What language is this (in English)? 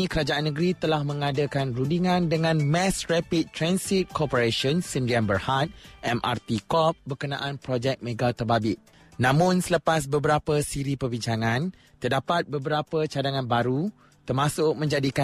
Malay